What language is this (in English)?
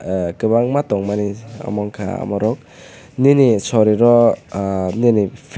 Kok Borok